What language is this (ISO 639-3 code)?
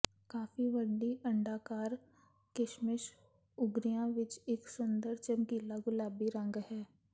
pan